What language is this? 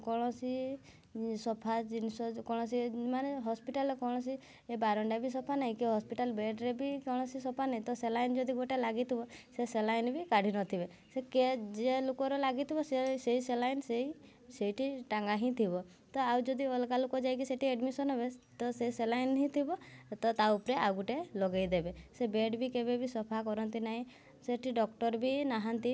Odia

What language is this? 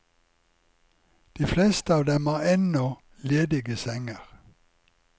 Norwegian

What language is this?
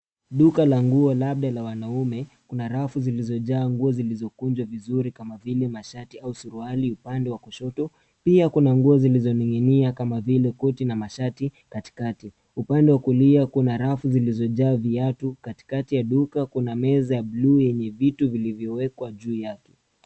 Swahili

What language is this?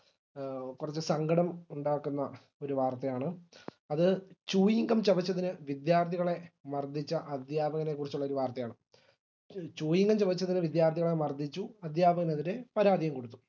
Malayalam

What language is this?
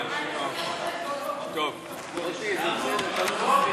Hebrew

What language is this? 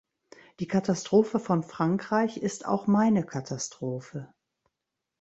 German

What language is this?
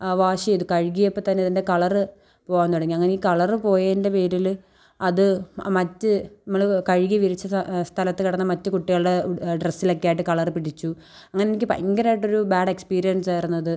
Malayalam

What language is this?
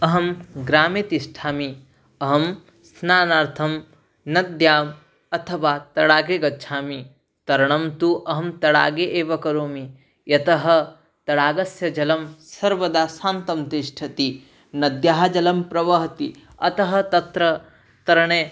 Sanskrit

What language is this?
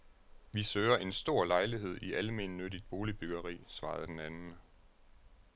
Danish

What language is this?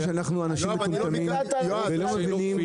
Hebrew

